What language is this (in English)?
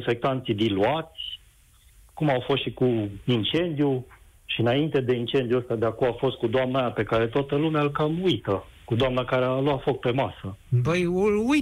Romanian